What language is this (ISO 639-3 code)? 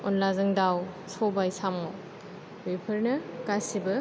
brx